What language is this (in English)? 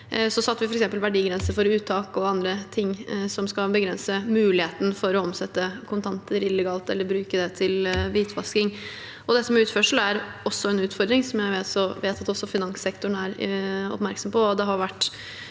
Norwegian